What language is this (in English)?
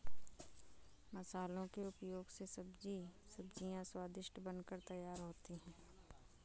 Hindi